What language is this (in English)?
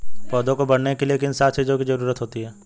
Hindi